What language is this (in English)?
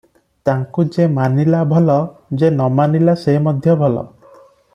Odia